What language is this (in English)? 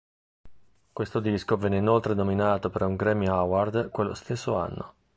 Italian